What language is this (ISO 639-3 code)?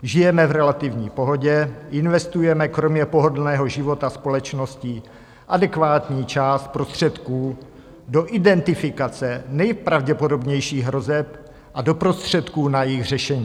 ces